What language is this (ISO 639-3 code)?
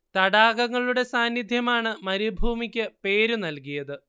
mal